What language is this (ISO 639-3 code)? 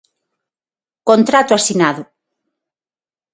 glg